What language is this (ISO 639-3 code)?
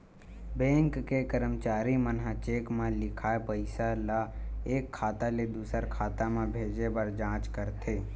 hne